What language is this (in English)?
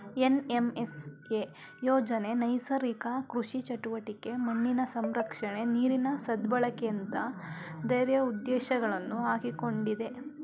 Kannada